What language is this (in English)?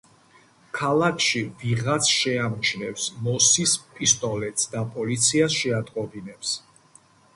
Georgian